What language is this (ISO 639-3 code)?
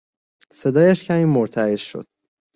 fas